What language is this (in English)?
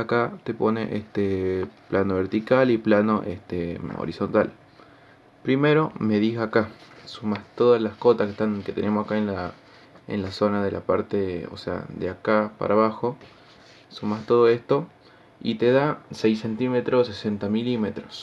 Spanish